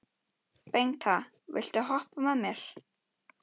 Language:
Icelandic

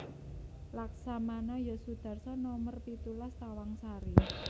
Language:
Javanese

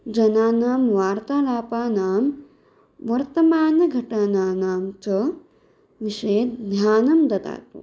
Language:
Sanskrit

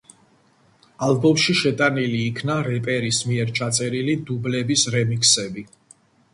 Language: Georgian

